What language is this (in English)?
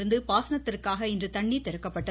Tamil